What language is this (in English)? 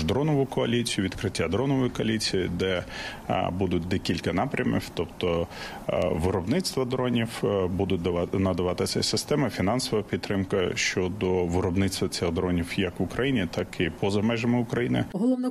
Ukrainian